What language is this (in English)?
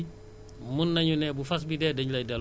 Wolof